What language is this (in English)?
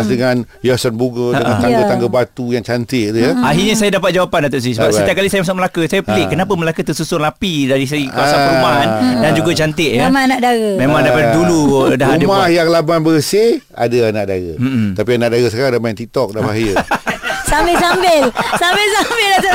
Malay